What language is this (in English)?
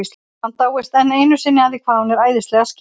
Icelandic